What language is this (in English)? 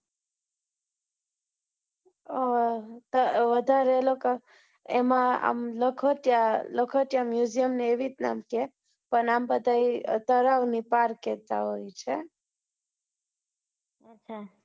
Gujarati